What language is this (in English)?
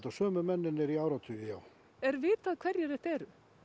Icelandic